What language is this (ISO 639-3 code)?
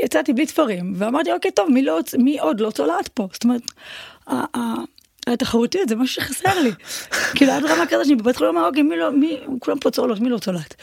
heb